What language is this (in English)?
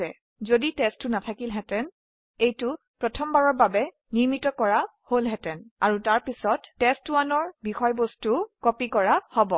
Assamese